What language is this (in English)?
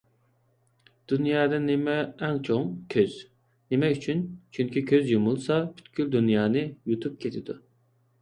Uyghur